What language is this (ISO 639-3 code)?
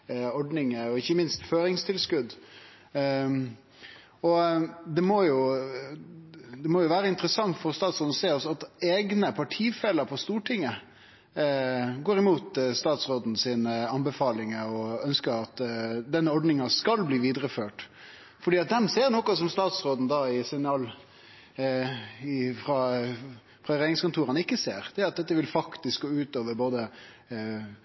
nno